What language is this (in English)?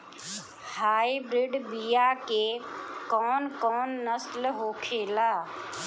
Bhojpuri